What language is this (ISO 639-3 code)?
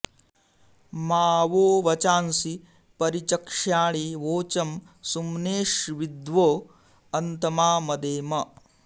san